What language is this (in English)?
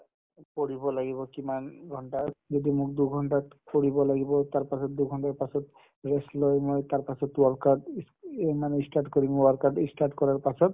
Assamese